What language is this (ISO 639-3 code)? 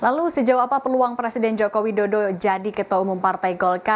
ind